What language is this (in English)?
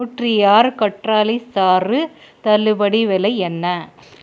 Tamil